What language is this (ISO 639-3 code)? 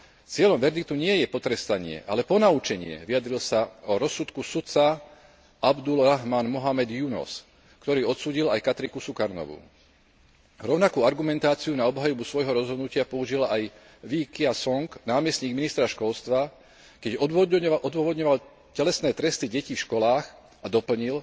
slk